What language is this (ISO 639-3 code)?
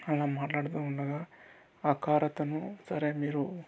tel